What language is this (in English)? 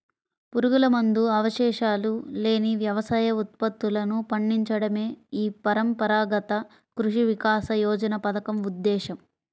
Telugu